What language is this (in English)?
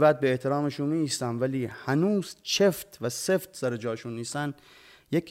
Persian